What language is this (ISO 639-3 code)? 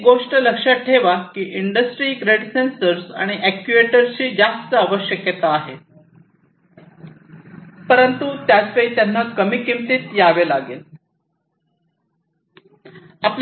mar